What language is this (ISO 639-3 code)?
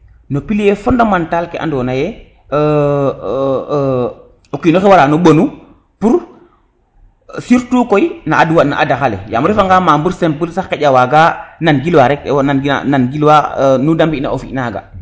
srr